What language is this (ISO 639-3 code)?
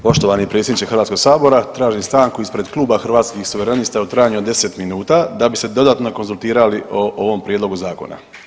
hrv